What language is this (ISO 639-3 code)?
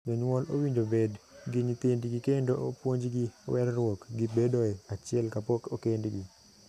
luo